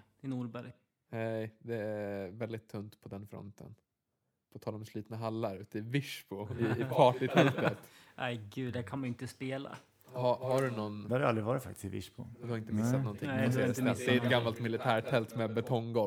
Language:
Swedish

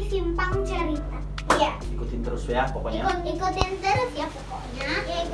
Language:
Indonesian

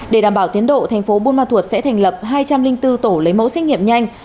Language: Vietnamese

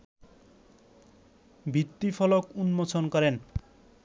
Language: Bangla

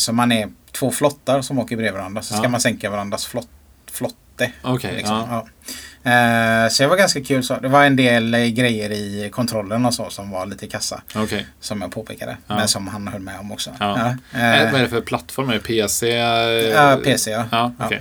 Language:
Swedish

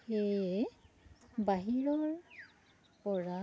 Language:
Assamese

